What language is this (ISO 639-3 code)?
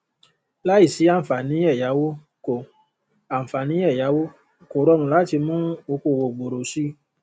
yor